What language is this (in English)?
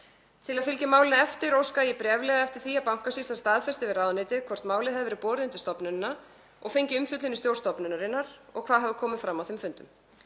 Icelandic